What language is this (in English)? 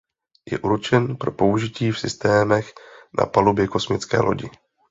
Czech